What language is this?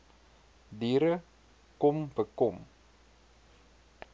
Afrikaans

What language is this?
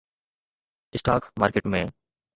Sindhi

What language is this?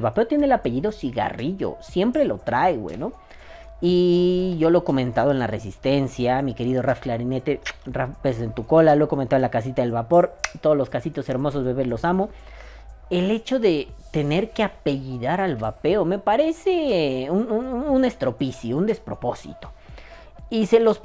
Spanish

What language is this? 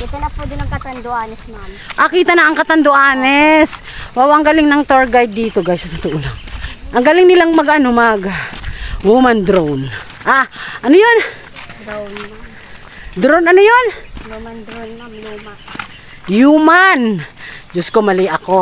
Filipino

